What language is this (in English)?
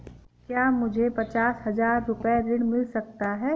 Hindi